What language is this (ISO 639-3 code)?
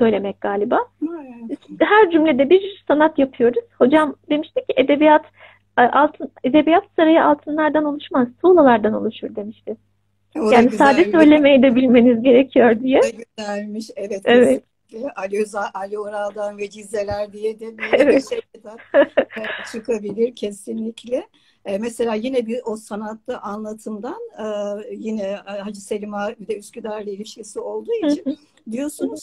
tur